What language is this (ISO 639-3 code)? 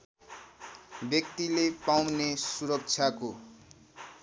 nep